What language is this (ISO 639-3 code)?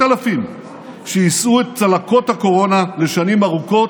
heb